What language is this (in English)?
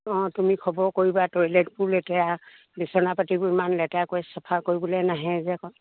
Assamese